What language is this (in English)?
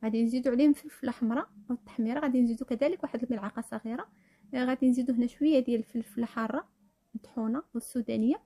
Arabic